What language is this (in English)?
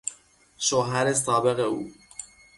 Persian